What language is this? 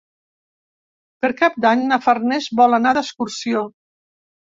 Catalan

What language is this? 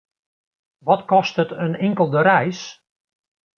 Western Frisian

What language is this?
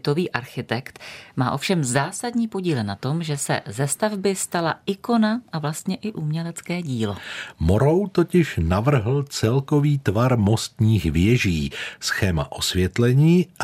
Czech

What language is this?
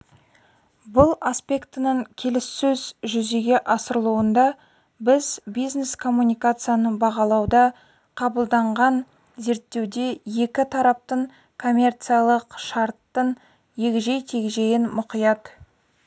Kazakh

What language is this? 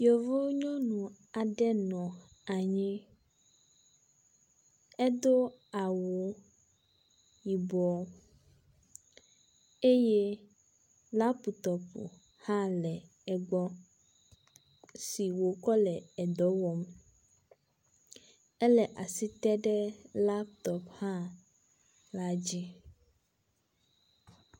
Ewe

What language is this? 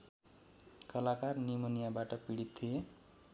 Nepali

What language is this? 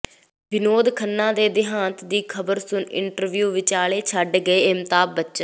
Punjabi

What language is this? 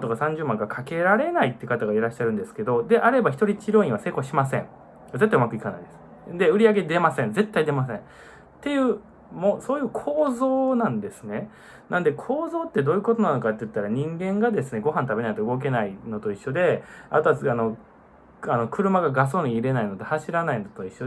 Japanese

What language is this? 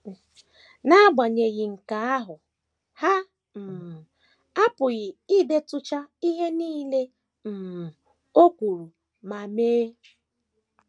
Igbo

